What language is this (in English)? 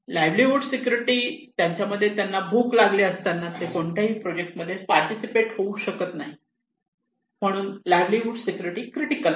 Marathi